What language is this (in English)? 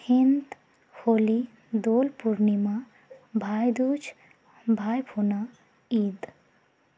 Santali